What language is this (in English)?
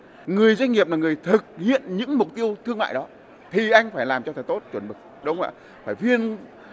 Vietnamese